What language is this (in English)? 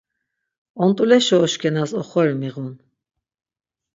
Laz